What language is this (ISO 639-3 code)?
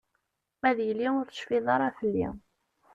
kab